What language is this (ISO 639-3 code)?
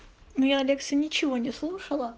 rus